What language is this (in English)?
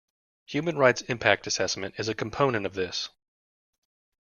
English